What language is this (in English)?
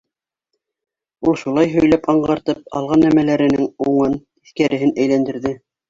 Bashkir